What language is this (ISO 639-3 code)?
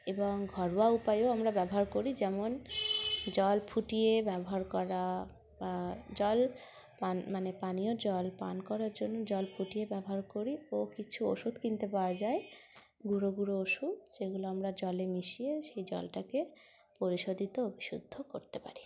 ben